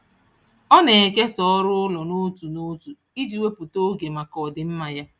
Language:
Igbo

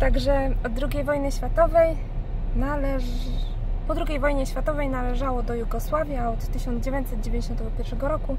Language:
Polish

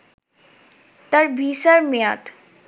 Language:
Bangla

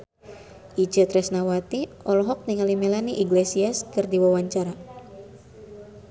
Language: Sundanese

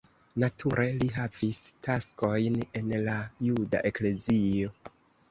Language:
Esperanto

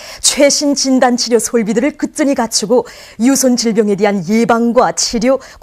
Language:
Korean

